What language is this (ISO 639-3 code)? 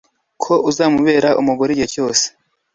kin